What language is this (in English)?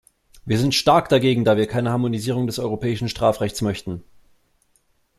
German